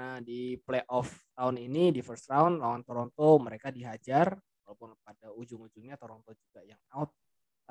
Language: Indonesian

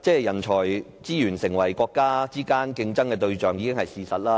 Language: Cantonese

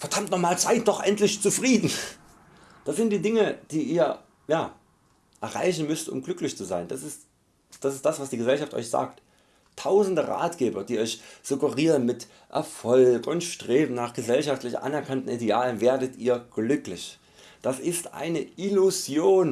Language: German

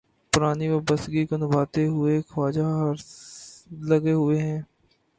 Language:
Urdu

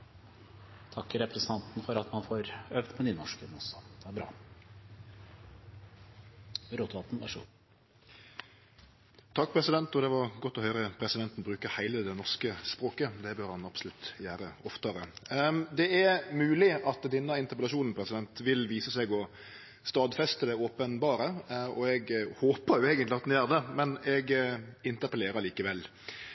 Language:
Norwegian Nynorsk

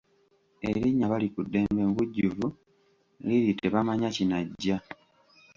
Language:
Ganda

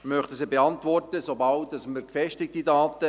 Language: Swiss German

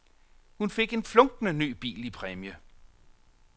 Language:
Danish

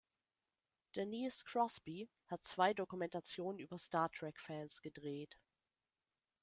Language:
German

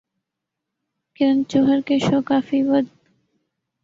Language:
Urdu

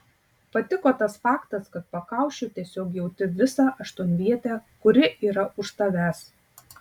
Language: Lithuanian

